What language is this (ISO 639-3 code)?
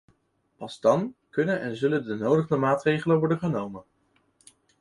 nld